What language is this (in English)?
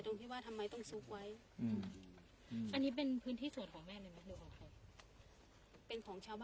Thai